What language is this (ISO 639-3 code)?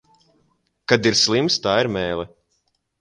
lav